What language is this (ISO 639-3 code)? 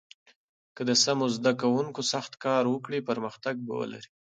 pus